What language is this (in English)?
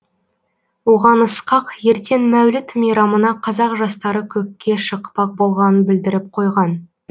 Kazakh